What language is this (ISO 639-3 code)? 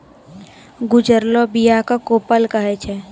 mai